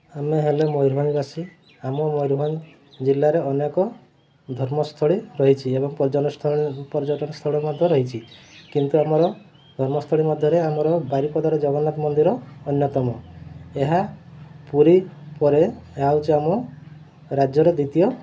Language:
Odia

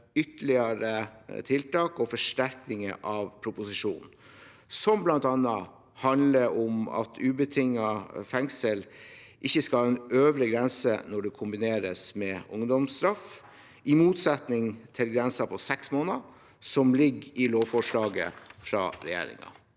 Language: Norwegian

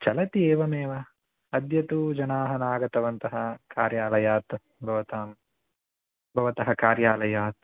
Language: Sanskrit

